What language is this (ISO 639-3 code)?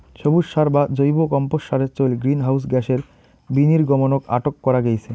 ben